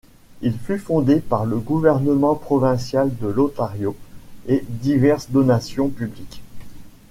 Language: French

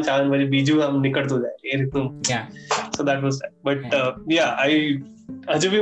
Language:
Gujarati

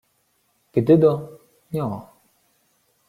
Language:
Ukrainian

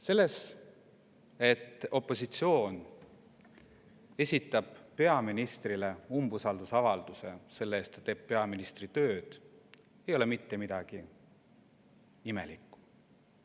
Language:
Estonian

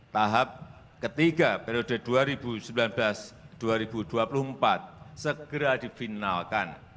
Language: Indonesian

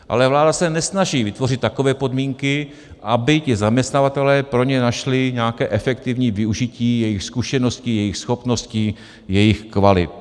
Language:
Czech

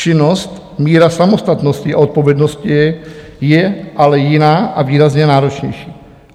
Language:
Czech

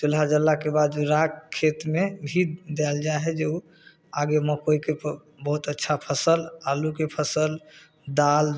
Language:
Maithili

